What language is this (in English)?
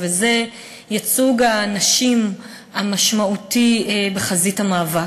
Hebrew